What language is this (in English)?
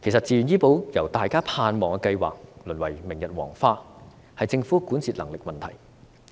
Cantonese